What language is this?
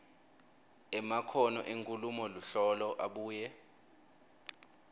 Swati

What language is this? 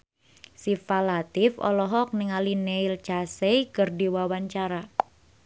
Sundanese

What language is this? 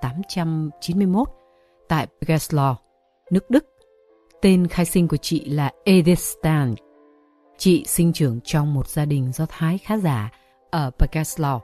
Vietnamese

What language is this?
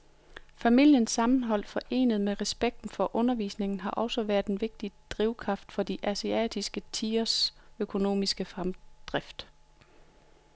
Danish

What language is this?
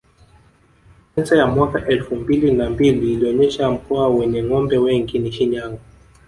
Swahili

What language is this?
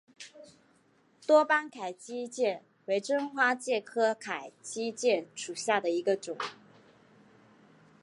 Chinese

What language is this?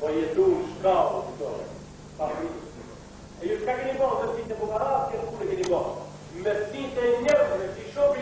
Romanian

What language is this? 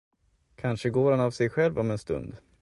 Swedish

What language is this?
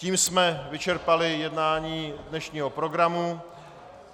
Czech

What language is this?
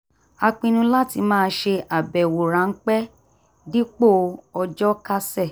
Yoruba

